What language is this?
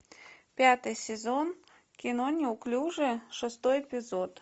Russian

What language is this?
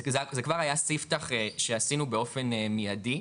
Hebrew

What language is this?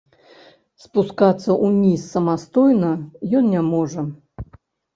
Belarusian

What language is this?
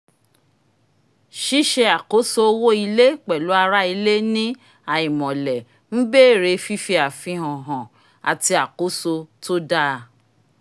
Yoruba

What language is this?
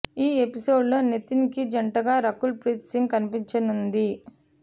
Telugu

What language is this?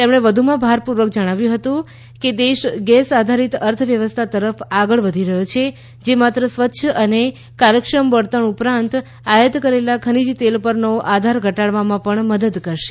Gujarati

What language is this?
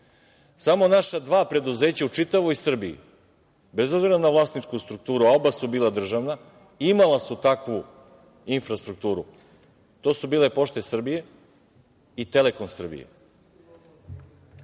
Serbian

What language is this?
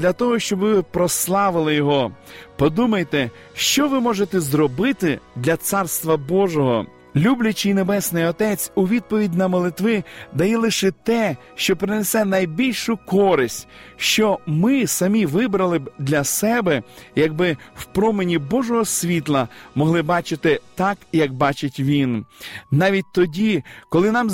Ukrainian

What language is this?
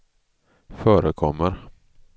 Swedish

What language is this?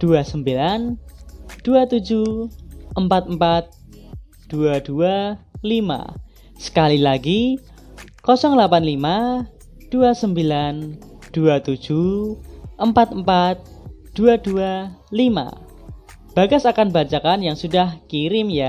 Indonesian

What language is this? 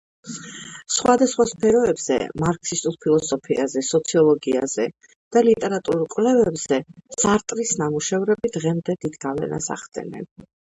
Georgian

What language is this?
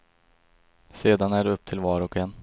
Swedish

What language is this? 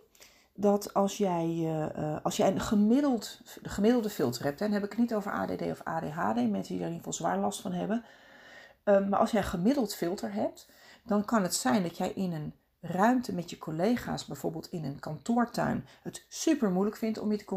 Dutch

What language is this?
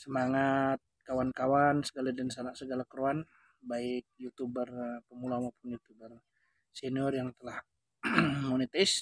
Indonesian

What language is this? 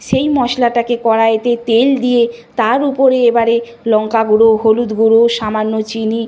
Bangla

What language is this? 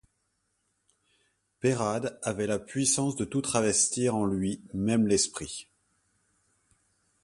French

